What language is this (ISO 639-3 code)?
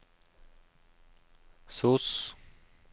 nor